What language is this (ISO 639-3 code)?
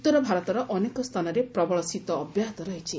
ori